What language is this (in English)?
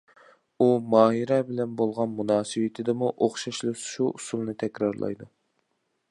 Uyghur